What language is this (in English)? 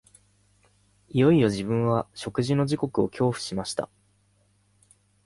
Japanese